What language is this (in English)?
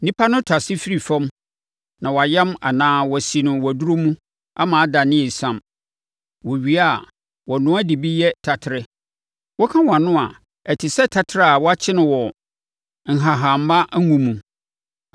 Akan